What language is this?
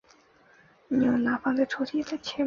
Chinese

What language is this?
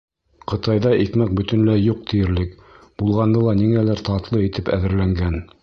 Bashkir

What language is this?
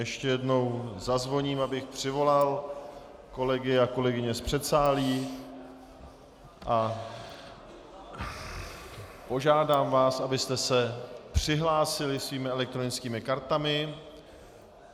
Czech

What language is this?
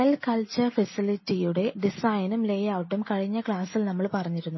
Malayalam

